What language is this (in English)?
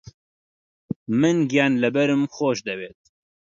Central Kurdish